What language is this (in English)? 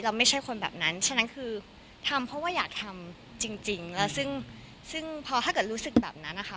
Thai